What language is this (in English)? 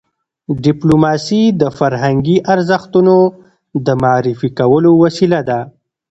Pashto